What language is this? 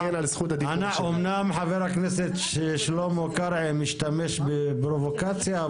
Hebrew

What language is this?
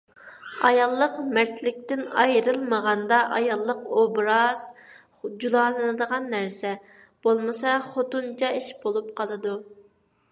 Uyghur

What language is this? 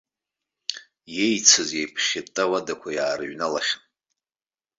Abkhazian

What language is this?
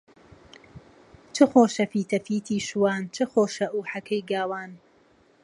Central Kurdish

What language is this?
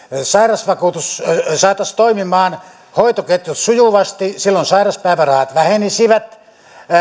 Finnish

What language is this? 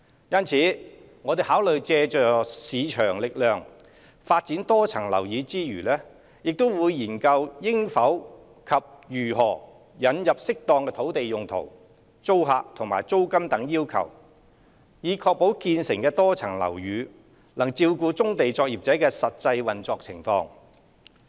Cantonese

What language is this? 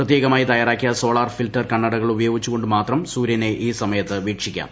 Malayalam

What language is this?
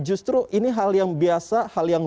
Indonesian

